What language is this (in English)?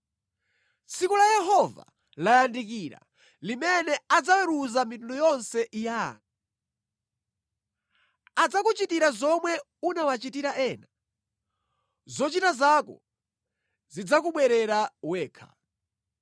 Nyanja